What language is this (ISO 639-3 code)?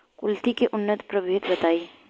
bho